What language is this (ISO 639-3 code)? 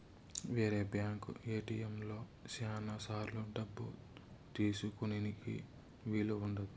tel